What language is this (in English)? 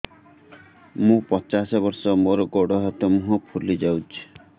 Odia